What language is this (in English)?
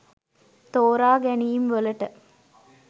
Sinhala